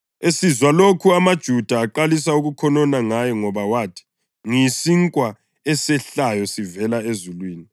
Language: North Ndebele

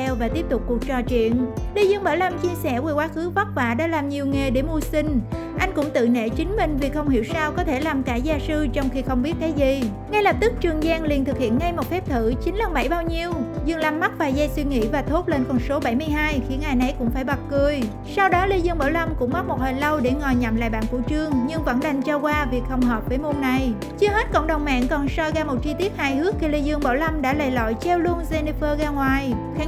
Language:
Vietnamese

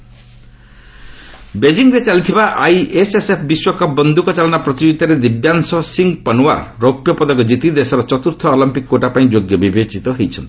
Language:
Odia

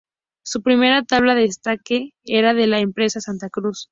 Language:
Spanish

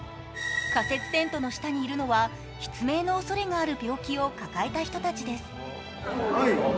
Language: Japanese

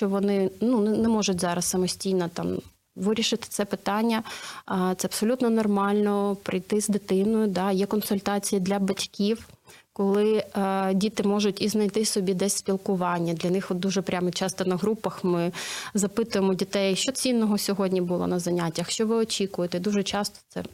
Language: Ukrainian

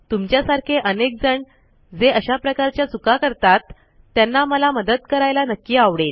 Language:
Marathi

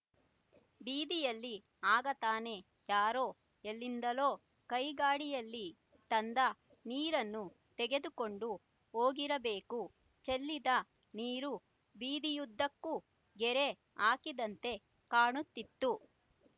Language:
Kannada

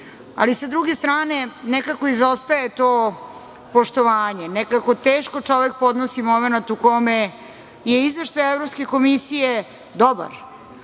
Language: Serbian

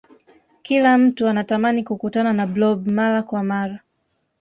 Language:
Swahili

